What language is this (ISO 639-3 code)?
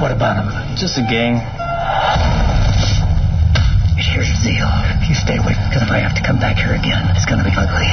heb